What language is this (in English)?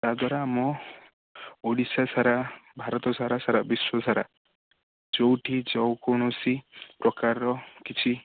Odia